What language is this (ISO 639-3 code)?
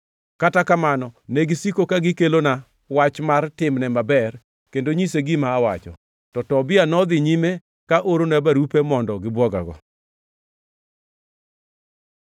luo